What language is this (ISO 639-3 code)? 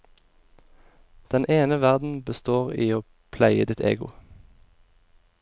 nor